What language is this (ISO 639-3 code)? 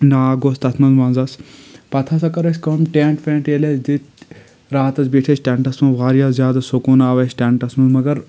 kas